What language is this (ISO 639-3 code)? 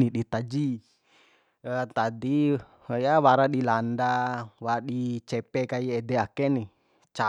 bhp